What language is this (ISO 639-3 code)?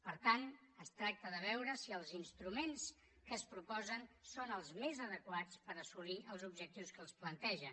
cat